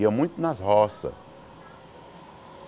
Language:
Portuguese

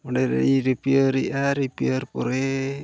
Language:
Santali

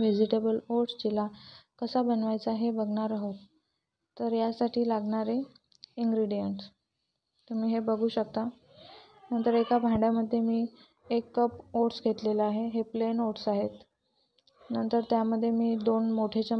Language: Hindi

